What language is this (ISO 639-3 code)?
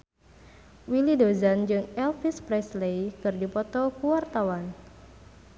sun